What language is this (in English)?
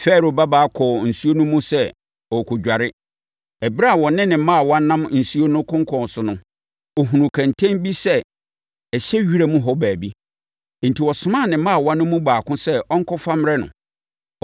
Akan